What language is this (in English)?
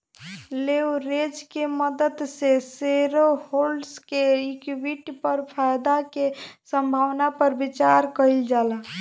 Bhojpuri